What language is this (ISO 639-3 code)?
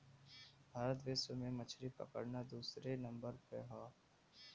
bho